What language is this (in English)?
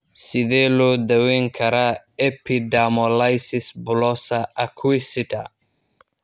Somali